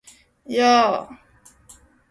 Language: Japanese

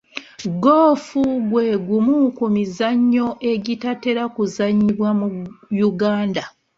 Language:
Ganda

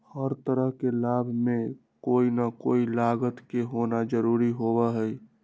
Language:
Magahi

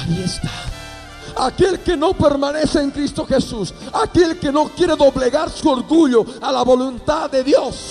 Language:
Spanish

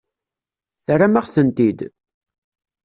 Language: Kabyle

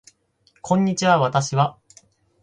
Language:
Japanese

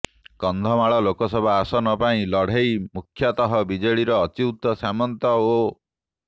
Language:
Odia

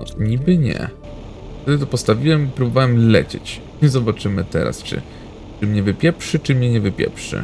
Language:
Polish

